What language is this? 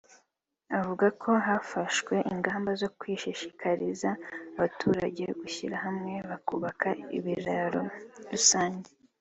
Kinyarwanda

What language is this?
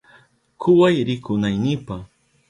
Southern Pastaza Quechua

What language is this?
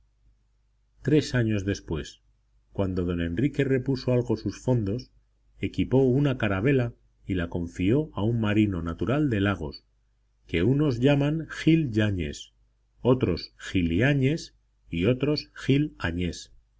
Spanish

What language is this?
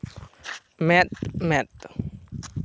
Santali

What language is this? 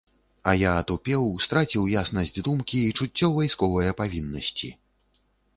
Belarusian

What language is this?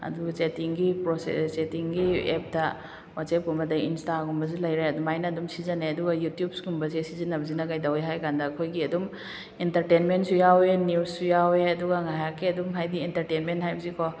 Manipuri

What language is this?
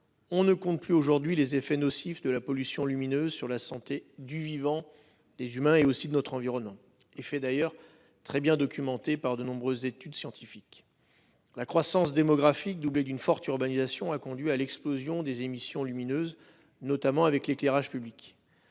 French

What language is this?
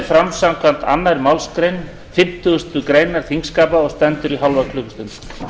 Icelandic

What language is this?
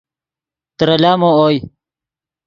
Yidgha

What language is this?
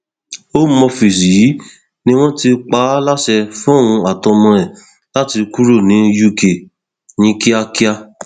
Yoruba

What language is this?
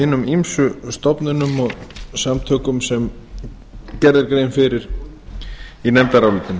Icelandic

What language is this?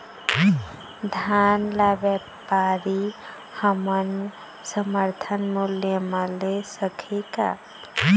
Chhattisgarhi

